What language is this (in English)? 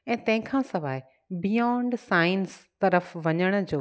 Sindhi